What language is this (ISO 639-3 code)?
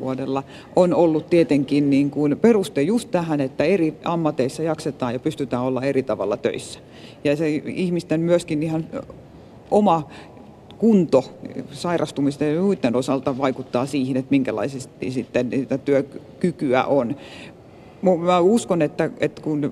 fin